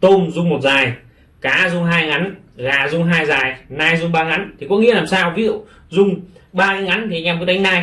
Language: Vietnamese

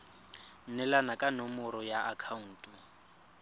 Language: Tswana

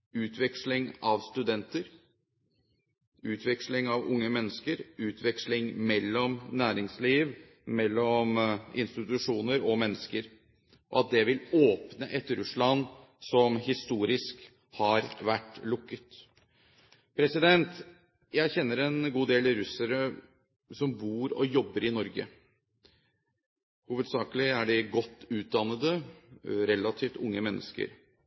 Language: Norwegian Bokmål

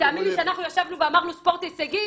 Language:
Hebrew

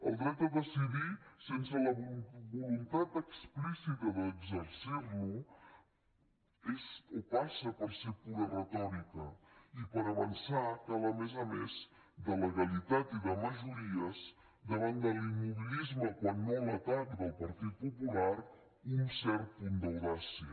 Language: Catalan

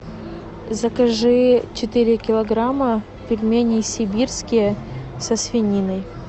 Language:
Russian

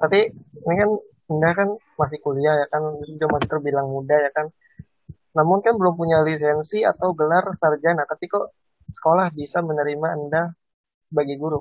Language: Indonesian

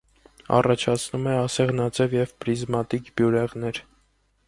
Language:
Armenian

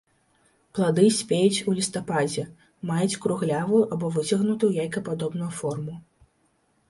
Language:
Belarusian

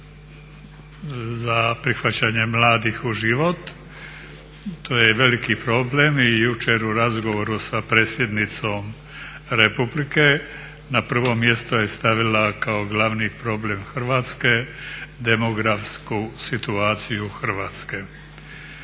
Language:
Croatian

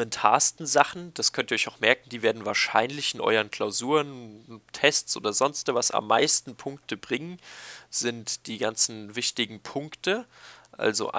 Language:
German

